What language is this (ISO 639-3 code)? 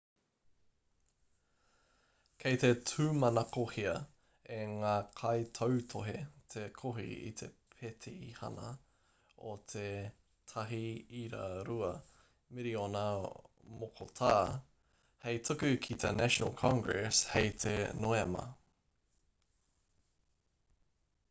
mri